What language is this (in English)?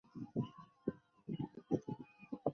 Chinese